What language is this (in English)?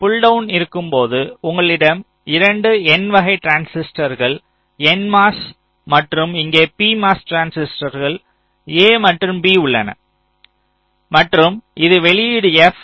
Tamil